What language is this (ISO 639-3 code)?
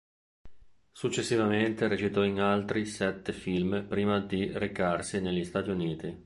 ita